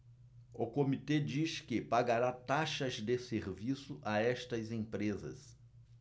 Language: Portuguese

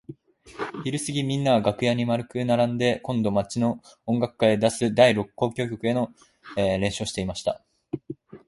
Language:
Japanese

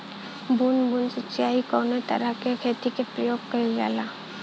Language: Bhojpuri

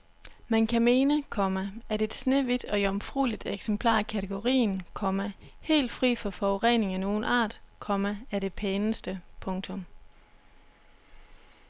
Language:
Danish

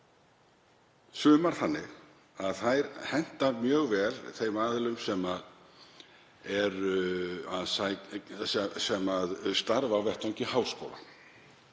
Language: Icelandic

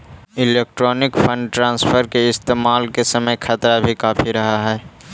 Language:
Magahi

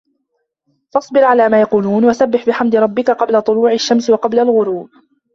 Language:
Arabic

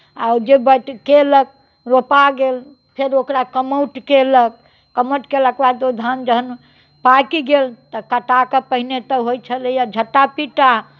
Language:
Maithili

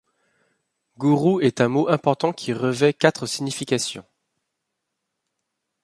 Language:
French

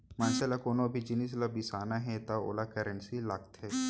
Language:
Chhattisgarhi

